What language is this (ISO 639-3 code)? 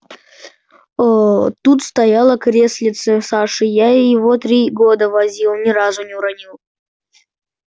rus